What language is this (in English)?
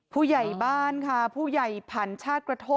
Thai